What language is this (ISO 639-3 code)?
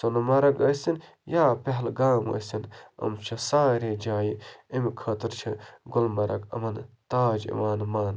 kas